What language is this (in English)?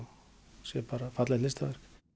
Icelandic